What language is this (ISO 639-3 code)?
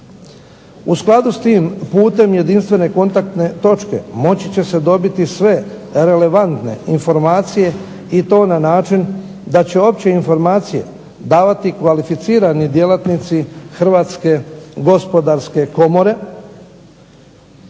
hrv